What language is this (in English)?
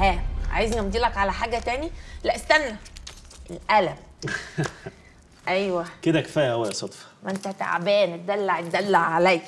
Arabic